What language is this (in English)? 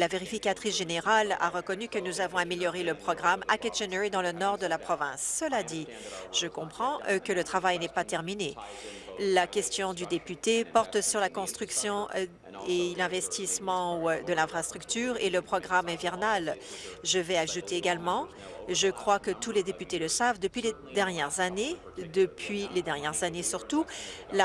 French